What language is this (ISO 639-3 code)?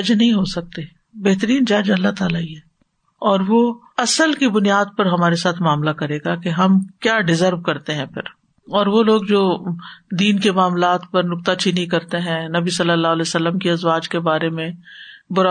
urd